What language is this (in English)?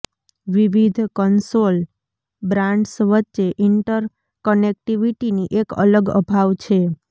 Gujarati